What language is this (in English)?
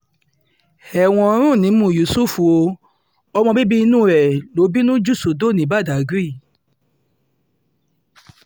Yoruba